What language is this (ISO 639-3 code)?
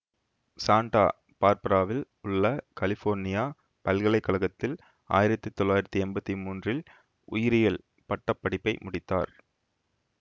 tam